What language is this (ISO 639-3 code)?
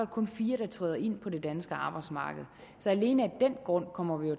dan